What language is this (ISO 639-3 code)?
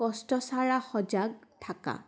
asm